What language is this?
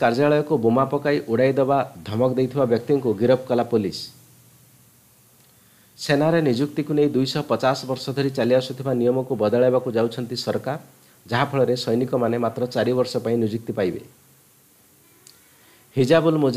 Hindi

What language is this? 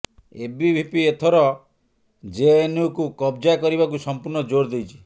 Odia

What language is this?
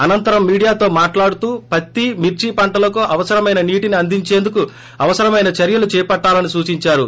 Telugu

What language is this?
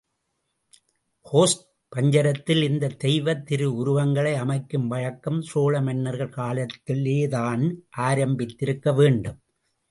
Tamil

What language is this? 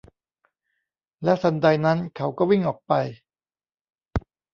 Thai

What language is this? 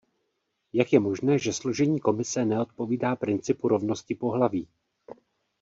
Czech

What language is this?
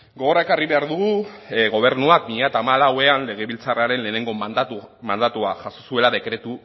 Basque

